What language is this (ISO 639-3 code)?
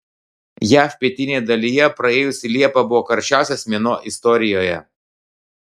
lit